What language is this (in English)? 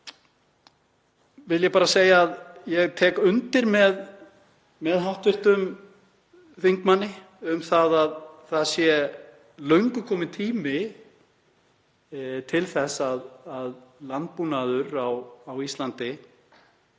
Icelandic